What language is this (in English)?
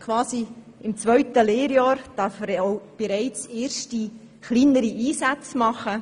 Swiss German